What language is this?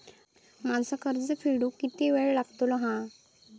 Marathi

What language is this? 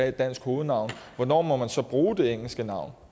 Danish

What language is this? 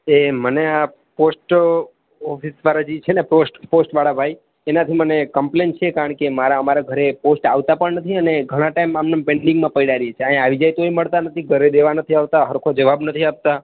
Gujarati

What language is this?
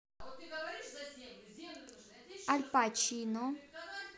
Russian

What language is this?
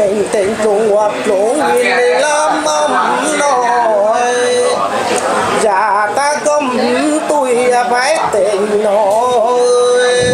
Vietnamese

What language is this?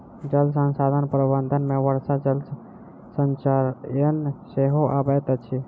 Maithili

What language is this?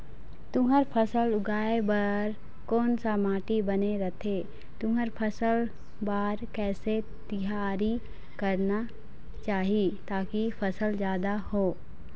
Chhattisgarhi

